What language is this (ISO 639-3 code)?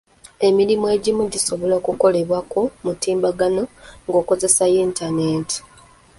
lug